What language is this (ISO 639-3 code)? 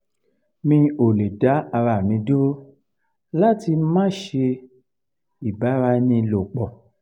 yor